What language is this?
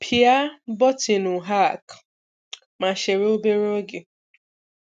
Igbo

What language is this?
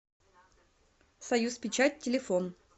Russian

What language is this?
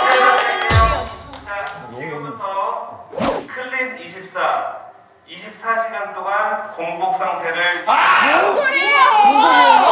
Korean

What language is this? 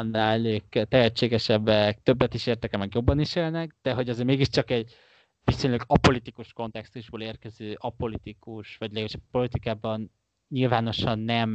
Hungarian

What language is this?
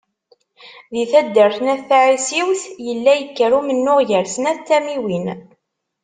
Kabyle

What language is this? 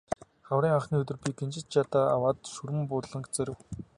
Mongolian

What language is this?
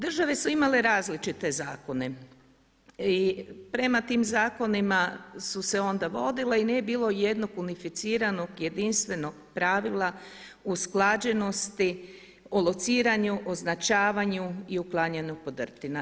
Croatian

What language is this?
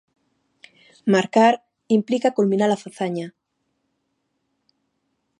Galician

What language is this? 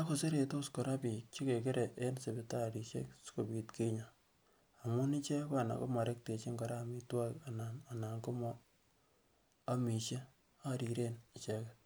Kalenjin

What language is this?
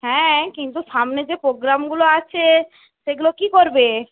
Bangla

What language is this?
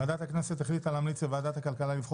Hebrew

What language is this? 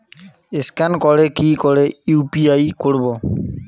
Bangla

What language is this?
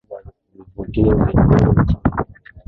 Swahili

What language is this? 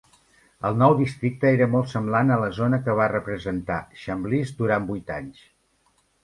Catalan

